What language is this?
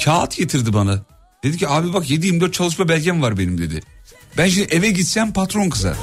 Turkish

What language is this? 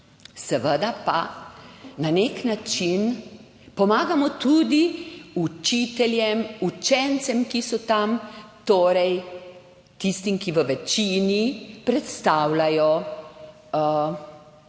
Slovenian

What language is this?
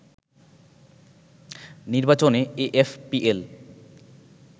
Bangla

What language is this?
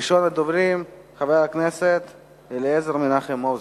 Hebrew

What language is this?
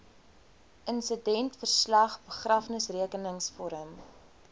Afrikaans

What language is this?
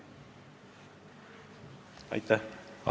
Estonian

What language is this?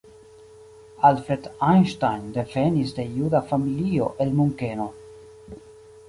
Esperanto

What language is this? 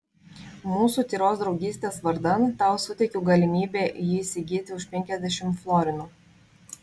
Lithuanian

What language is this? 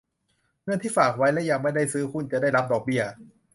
Thai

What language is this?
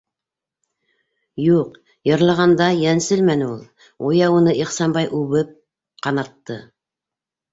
Bashkir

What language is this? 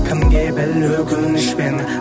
Kazakh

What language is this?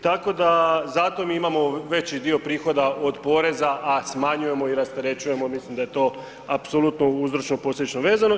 Croatian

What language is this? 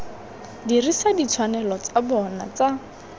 Tswana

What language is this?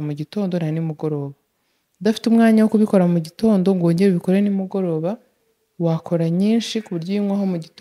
Russian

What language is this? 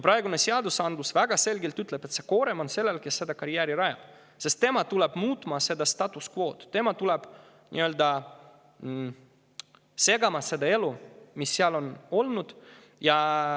Estonian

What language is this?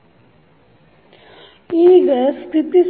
Kannada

